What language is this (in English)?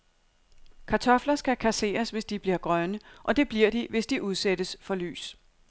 Danish